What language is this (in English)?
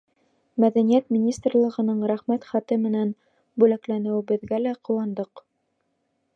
Bashkir